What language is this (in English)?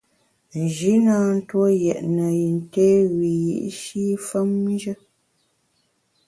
Bamun